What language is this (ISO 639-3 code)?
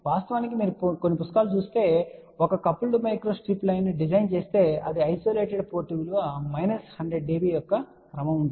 tel